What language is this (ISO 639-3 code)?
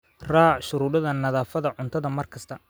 som